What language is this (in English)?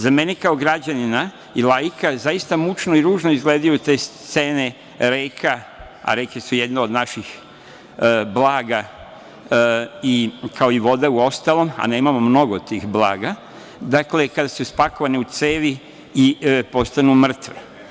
Serbian